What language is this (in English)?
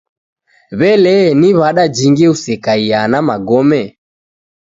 Taita